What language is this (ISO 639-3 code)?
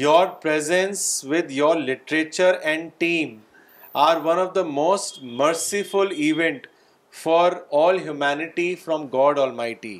urd